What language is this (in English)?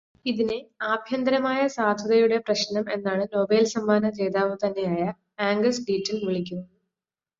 Malayalam